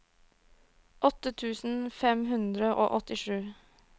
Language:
Norwegian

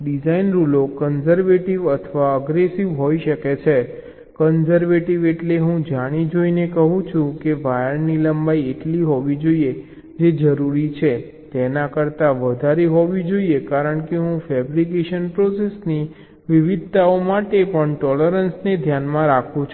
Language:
Gujarati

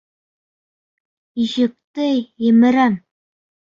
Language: Bashkir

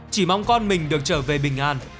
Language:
Vietnamese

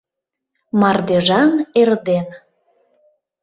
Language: Mari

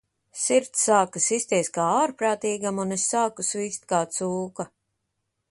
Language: Latvian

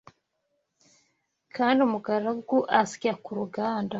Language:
Kinyarwanda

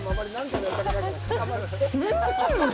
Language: Japanese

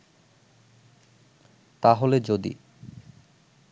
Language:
Bangla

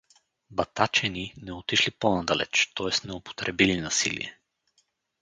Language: Bulgarian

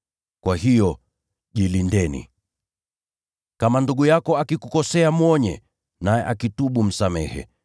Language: Swahili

